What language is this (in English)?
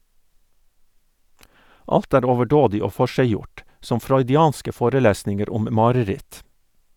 Norwegian